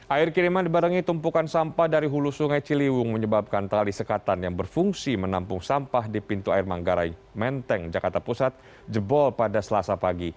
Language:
Indonesian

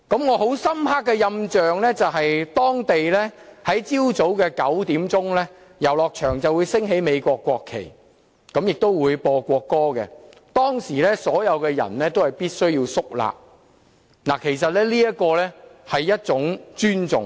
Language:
Cantonese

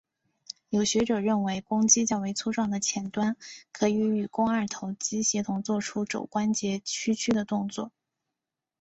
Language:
Chinese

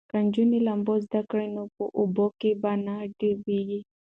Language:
Pashto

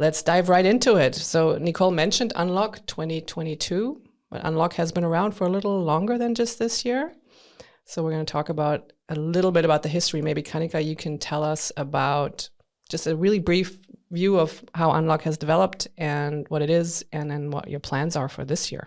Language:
English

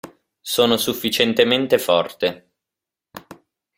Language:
Italian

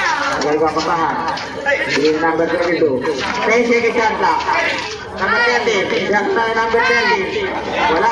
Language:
Thai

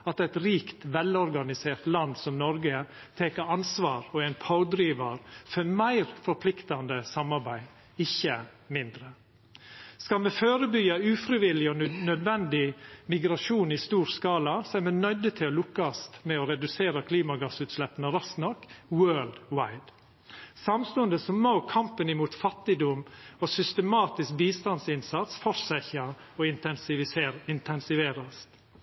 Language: Norwegian Nynorsk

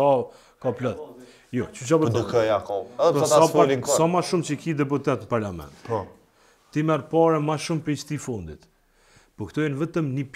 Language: Romanian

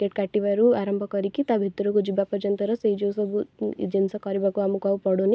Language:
Odia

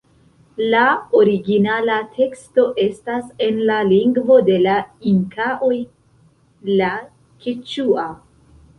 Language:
Esperanto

